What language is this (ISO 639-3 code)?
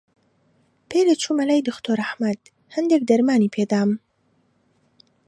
ckb